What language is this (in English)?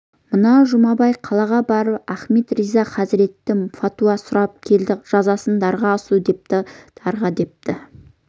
Kazakh